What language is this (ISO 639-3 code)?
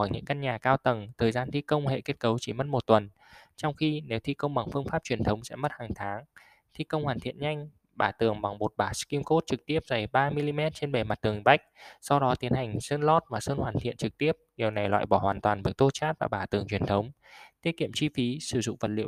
vie